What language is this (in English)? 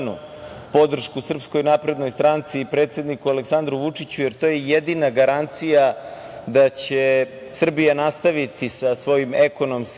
Serbian